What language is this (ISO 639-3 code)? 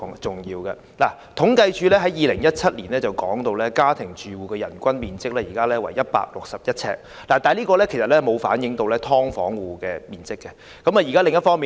yue